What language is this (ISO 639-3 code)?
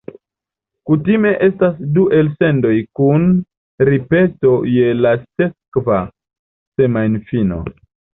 epo